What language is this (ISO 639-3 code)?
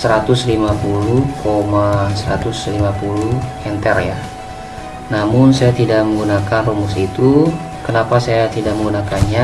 ind